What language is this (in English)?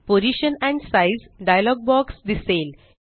Marathi